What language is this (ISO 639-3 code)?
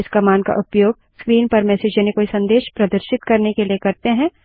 hin